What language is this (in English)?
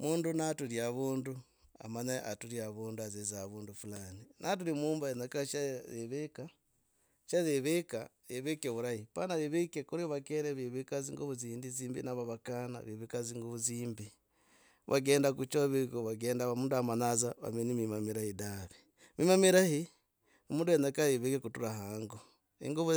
Logooli